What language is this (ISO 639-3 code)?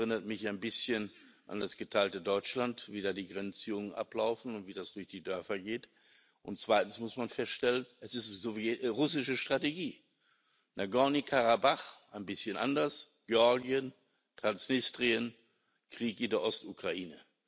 deu